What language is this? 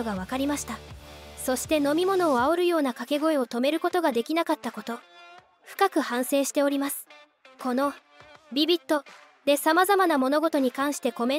Japanese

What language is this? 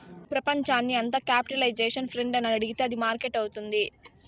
Telugu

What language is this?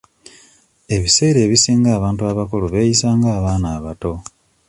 Ganda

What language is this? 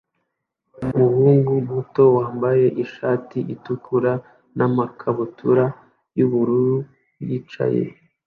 Kinyarwanda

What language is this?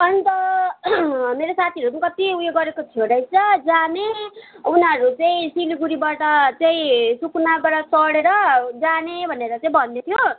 Nepali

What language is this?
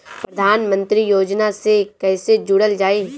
Bhojpuri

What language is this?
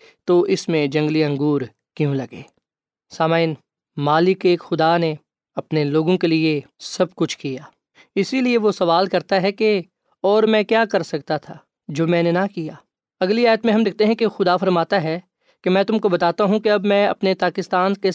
Urdu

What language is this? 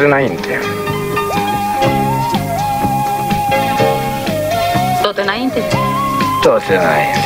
Romanian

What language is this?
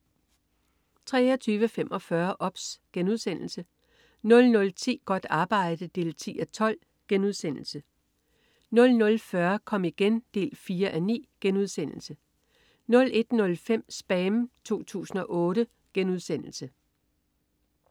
Danish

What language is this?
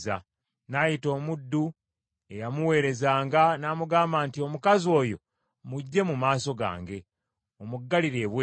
Ganda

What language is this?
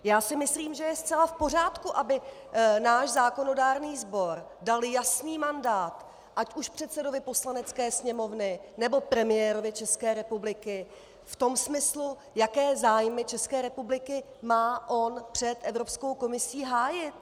Czech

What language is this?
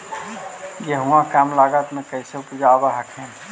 Magahi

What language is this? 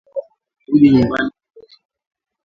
Swahili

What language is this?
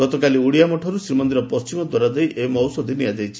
Odia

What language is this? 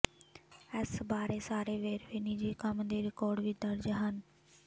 Punjabi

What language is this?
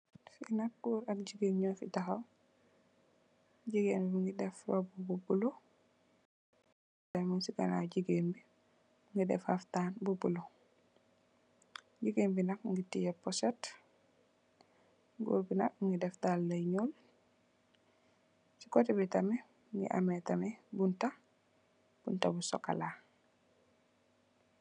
Wolof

